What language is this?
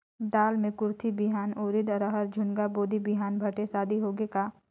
Chhattisgarhi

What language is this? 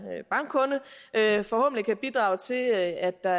Danish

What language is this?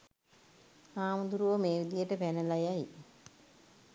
Sinhala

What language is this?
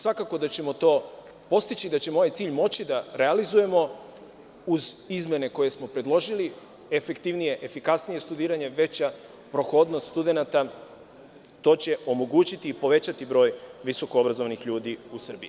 Serbian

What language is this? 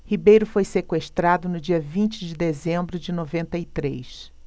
Portuguese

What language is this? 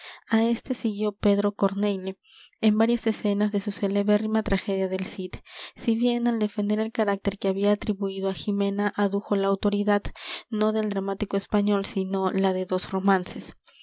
Spanish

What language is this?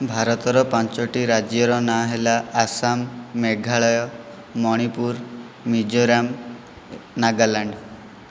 Odia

